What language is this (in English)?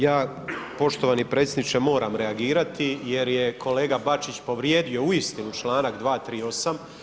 Croatian